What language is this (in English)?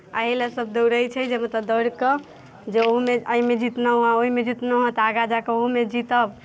Maithili